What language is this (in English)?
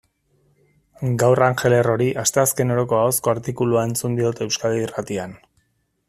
Basque